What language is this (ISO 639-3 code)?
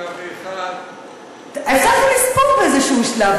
heb